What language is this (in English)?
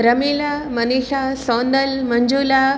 Gujarati